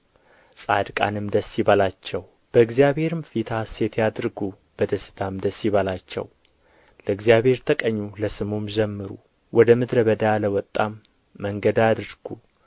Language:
Amharic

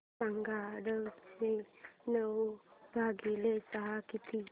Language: Marathi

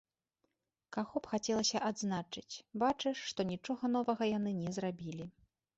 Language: Belarusian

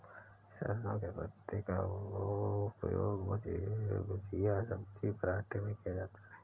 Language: Hindi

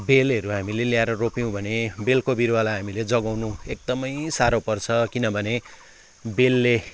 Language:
Nepali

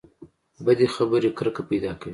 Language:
Pashto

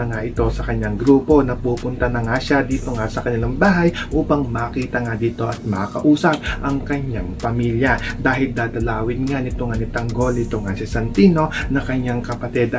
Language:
Filipino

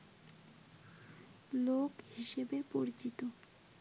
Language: Bangla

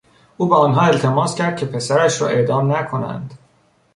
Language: Persian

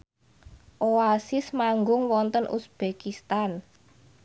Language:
Javanese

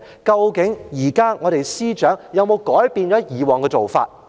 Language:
Cantonese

